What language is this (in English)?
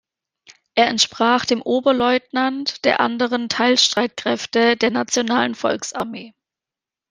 German